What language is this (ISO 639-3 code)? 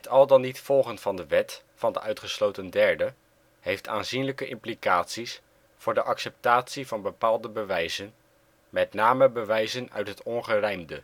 nld